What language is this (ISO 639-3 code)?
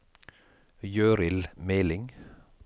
nor